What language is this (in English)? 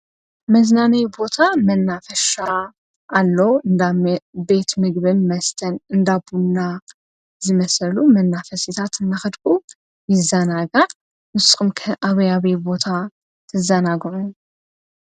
Tigrinya